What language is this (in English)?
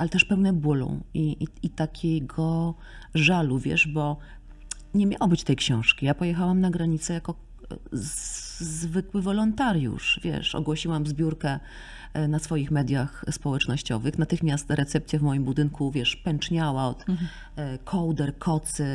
Polish